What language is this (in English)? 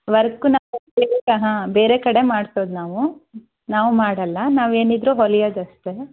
Kannada